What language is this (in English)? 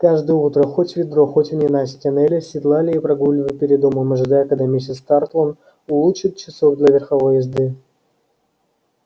Russian